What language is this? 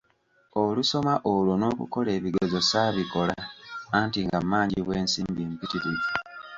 Ganda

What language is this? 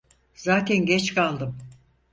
Turkish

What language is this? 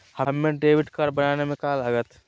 Magahi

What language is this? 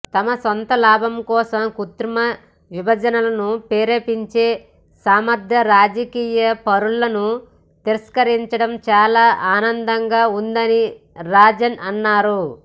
Telugu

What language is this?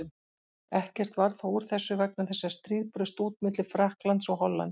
Icelandic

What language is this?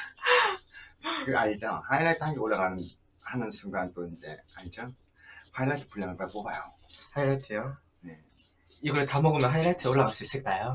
Korean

